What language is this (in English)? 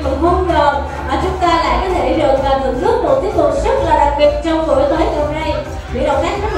Vietnamese